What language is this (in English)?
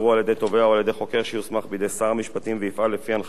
Hebrew